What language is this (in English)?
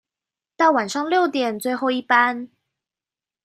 Chinese